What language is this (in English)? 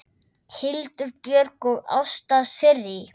Icelandic